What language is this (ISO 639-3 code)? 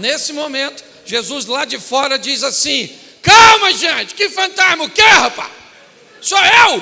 por